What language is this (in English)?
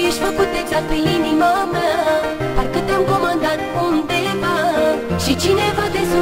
Romanian